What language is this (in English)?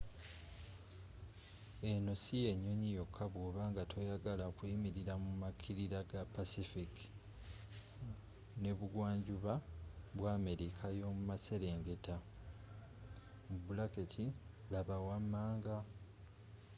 Ganda